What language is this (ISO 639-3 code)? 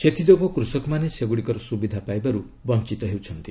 ori